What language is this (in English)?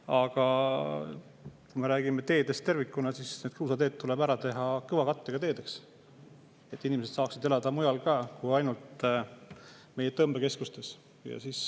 Estonian